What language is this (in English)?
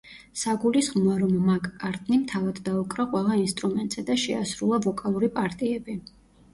Georgian